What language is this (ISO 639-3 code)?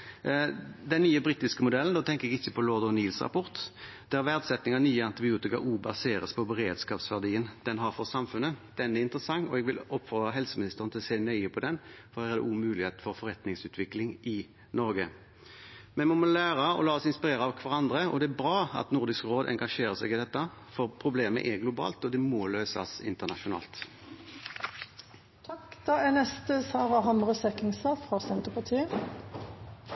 nor